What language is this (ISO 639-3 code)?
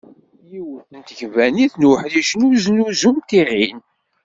kab